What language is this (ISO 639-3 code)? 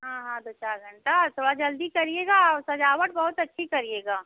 hin